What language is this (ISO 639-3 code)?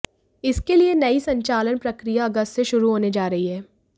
hin